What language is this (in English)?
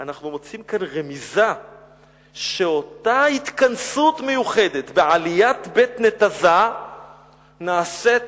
Hebrew